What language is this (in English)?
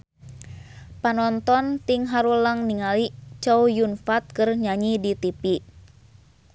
Sundanese